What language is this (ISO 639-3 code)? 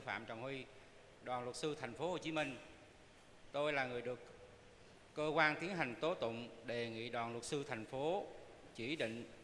vie